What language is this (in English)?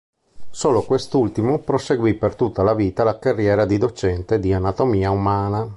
Italian